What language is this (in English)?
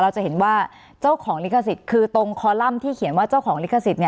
Thai